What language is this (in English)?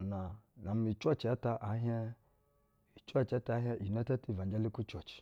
Basa (Nigeria)